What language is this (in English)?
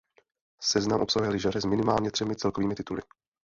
Czech